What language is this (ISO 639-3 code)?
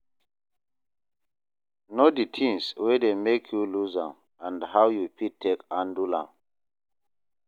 pcm